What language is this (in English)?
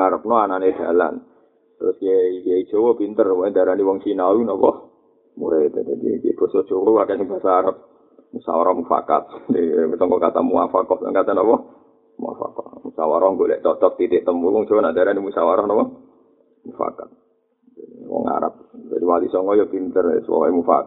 Malay